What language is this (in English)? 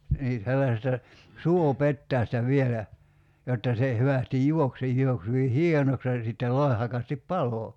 Finnish